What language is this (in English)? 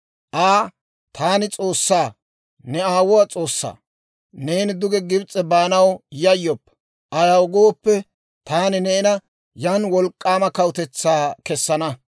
Dawro